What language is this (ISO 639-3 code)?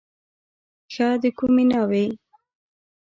pus